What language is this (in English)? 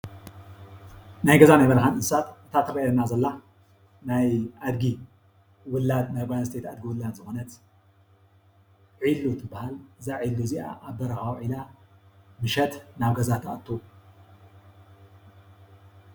Tigrinya